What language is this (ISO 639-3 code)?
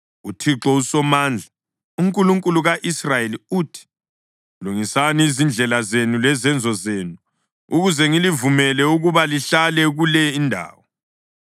nde